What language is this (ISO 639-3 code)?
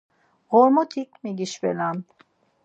lzz